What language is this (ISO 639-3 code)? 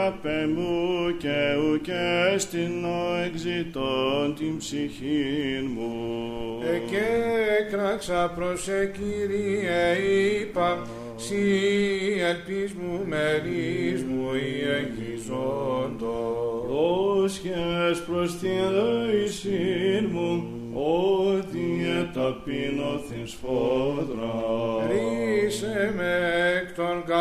ell